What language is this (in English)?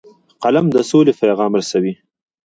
Pashto